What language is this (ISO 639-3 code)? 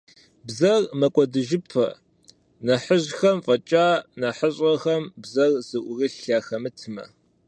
kbd